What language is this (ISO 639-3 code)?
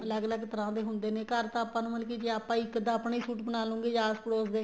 pan